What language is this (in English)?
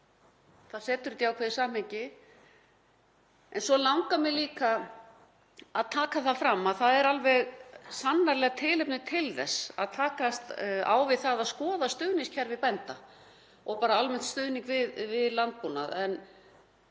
Icelandic